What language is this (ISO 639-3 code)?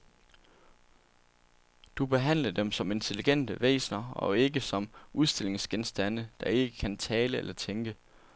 dan